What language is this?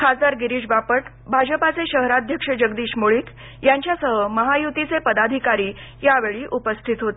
Marathi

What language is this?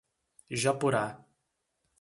Portuguese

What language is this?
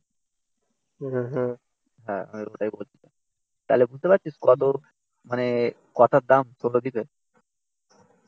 Bangla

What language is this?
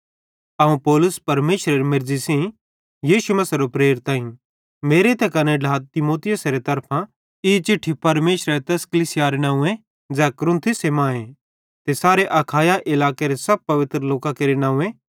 Bhadrawahi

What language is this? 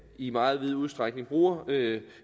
Danish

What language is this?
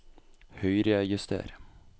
Norwegian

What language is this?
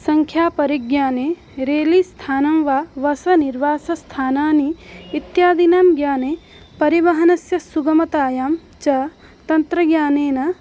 Sanskrit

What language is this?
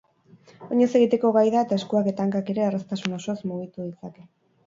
Basque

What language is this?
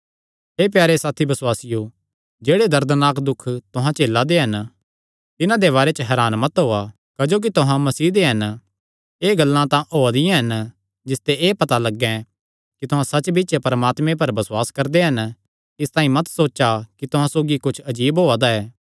Kangri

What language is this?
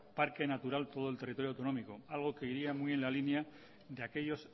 Spanish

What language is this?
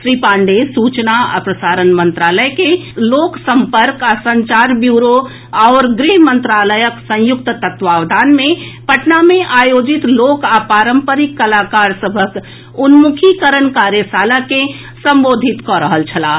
Maithili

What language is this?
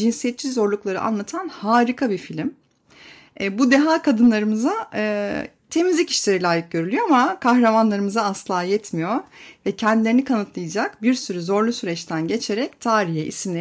Turkish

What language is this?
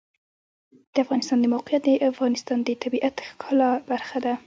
Pashto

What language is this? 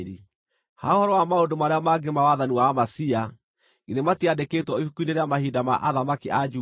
Kikuyu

